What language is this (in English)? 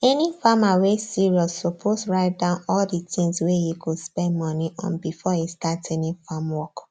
Nigerian Pidgin